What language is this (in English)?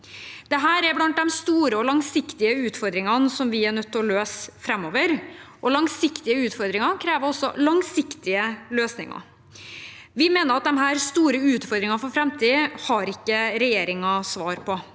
Norwegian